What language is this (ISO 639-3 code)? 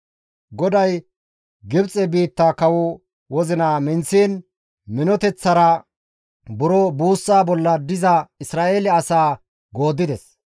gmv